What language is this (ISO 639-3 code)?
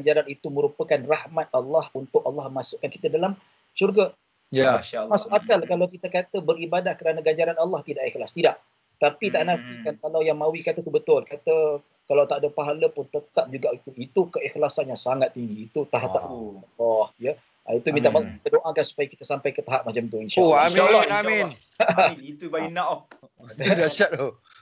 msa